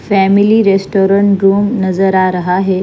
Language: Hindi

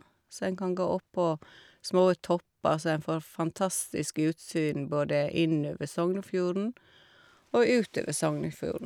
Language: Norwegian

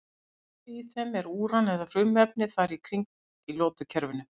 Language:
Icelandic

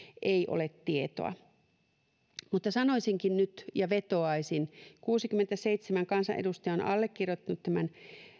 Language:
Finnish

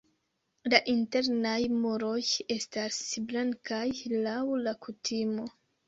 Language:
Esperanto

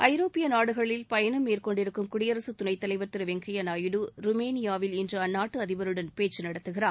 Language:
Tamil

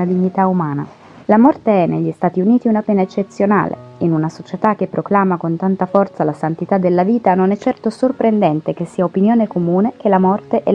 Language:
Italian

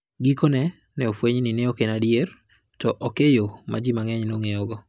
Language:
Luo (Kenya and Tanzania)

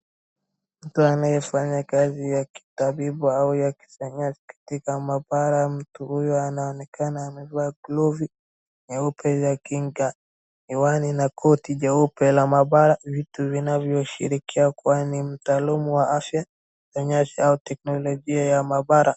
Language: Swahili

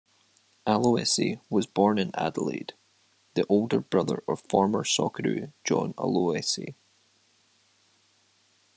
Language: English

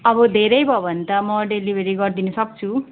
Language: Nepali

